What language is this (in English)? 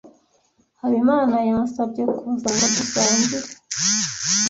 Kinyarwanda